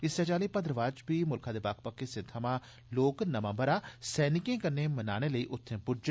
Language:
Dogri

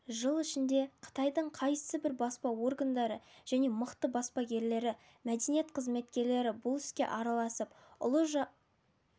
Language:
Kazakh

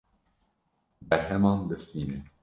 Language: Kurdish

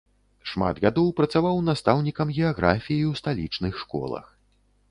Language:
Belarusian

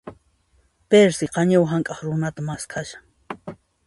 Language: Puno Quechua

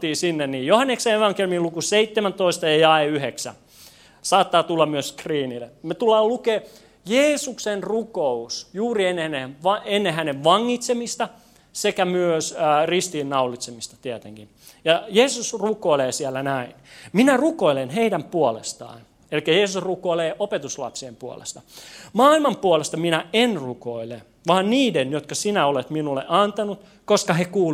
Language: Finnish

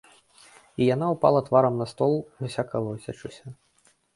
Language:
Belarusian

